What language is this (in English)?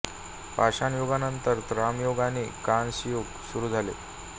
Marathi